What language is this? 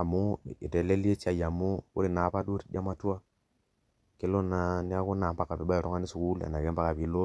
Masai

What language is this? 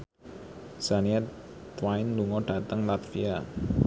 Javanese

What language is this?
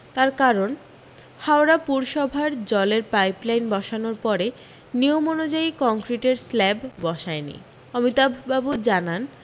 Bangla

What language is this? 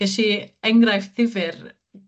Welsh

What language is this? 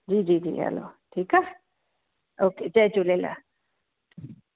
Sindhi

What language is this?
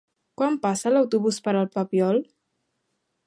Catalan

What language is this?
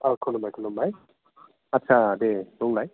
Bodo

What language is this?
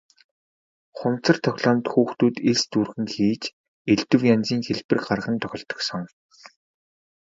Mongolian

